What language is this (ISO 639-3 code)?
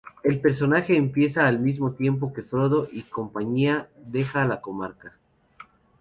spa